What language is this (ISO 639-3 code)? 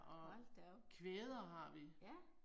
dan